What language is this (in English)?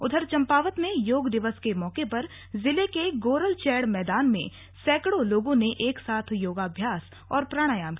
Hindi